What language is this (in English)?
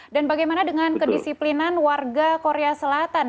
Indonesian